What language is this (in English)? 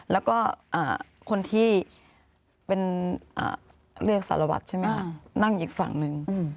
Thai